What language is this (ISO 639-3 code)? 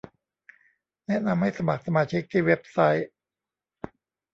tha